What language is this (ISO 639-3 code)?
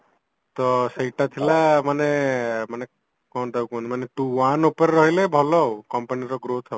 ori